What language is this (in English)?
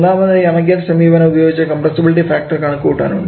Malayalam